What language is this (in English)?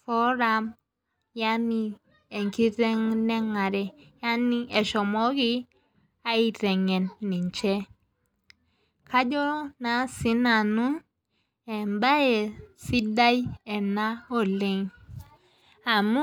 Masai